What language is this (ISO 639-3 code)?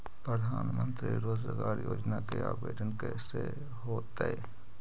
mag